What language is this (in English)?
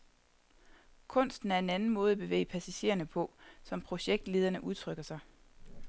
Danish